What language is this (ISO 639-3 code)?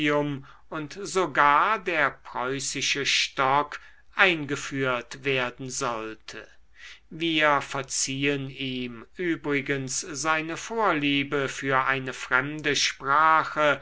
deu